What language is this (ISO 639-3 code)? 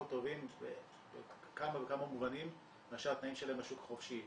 heb